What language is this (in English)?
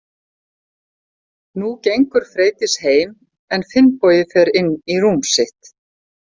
Icelandic